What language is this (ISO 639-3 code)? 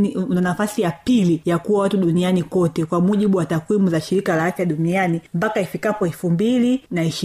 swa